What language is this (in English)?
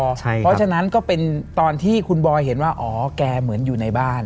Thai